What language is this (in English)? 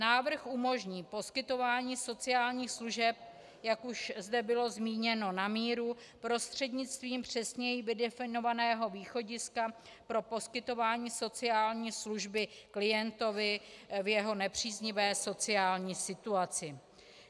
Czech